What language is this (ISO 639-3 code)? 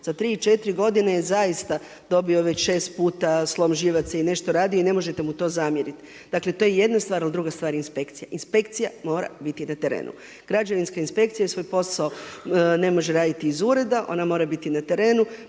hrv